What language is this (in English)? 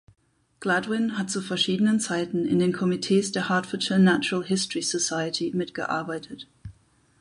German